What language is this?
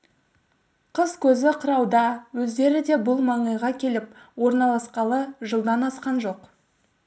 Kazakh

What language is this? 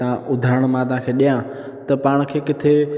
Sindhi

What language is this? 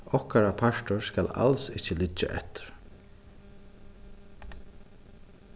Faroese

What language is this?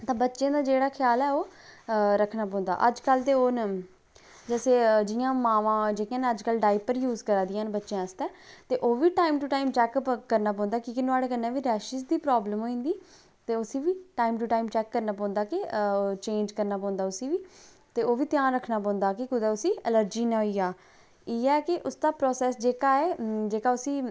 Dogri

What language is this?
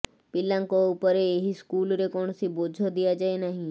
Odia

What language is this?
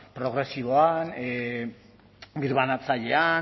Basque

